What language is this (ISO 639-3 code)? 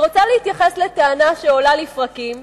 heb